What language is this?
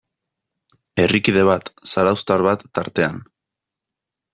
Basque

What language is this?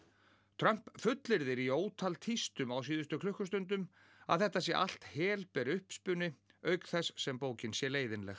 Icelandic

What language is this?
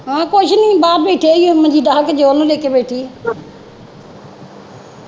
Punjabi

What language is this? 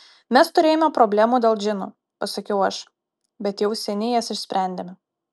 Lithuanian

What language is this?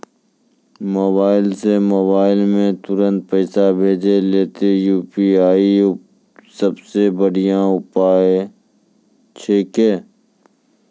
Maithili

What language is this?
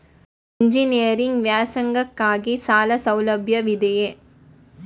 Kannada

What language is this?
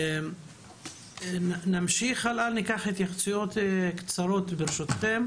Hebrew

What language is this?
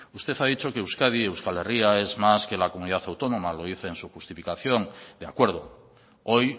Spanish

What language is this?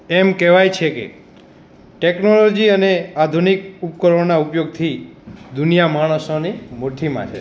Gujarati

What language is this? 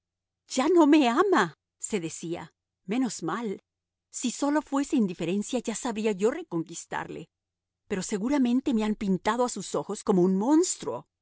Spanish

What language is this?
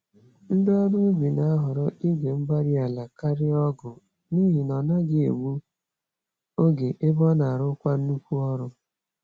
Igbo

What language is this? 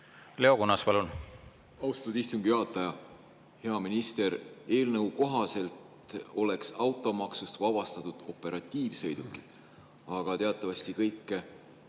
Estonian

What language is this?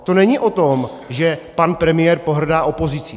Czech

